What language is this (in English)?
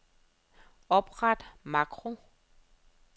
Danish